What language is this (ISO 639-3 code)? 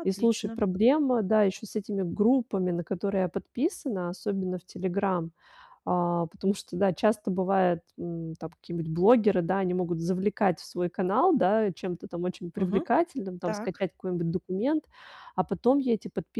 rus